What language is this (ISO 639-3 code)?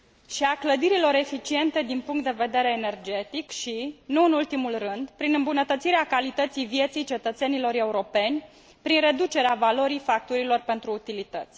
ron